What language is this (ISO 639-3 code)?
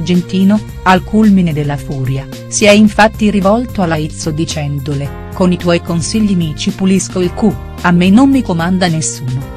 ita